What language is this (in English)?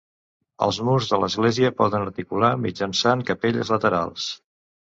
Catalan